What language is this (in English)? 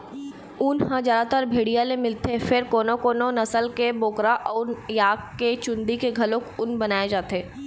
Chhattisgarhi